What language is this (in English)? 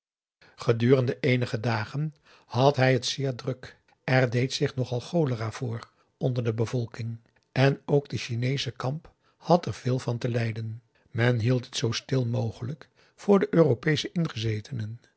Dutch